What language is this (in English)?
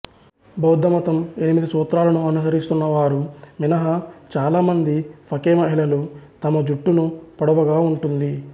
Telugu